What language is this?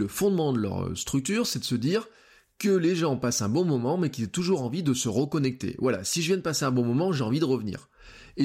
French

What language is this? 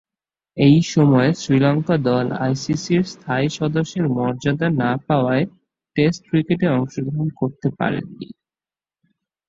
Bangla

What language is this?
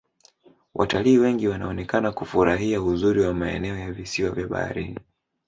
Swahili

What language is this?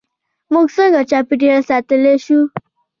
Pashto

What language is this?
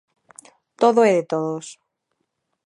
Galician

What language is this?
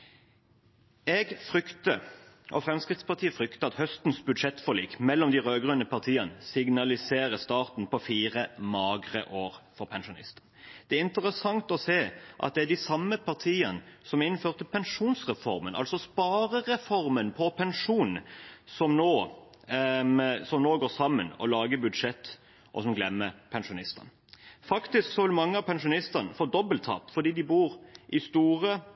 Norwegian Bokmål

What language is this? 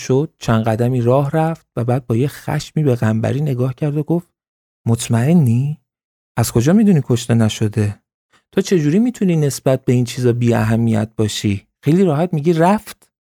Persian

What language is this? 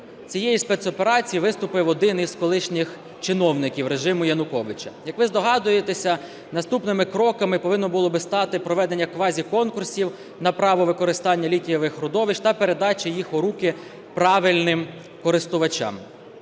Ukrainian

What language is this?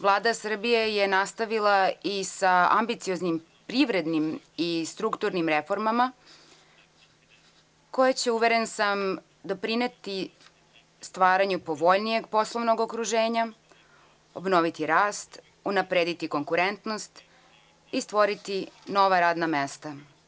Serbian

